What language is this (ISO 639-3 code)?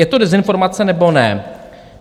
ces